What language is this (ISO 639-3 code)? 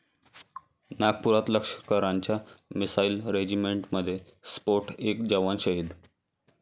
mar